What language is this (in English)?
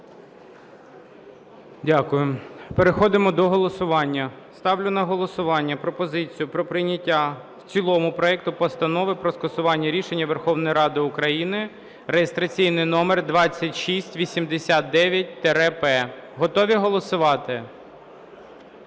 Ukrainian